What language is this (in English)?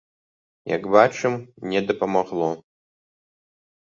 Belarusian